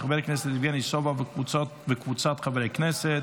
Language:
Hebrew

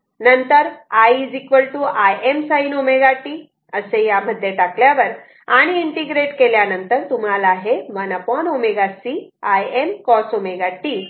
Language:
Marathi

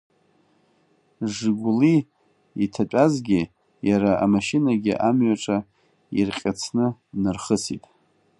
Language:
Abkhazian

